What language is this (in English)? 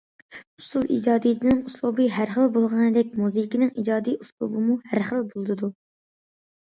Uyghur